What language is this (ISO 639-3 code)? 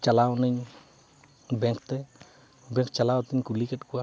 sat